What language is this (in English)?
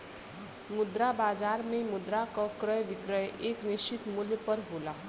Bhojpuri